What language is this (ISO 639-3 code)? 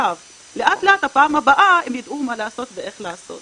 heb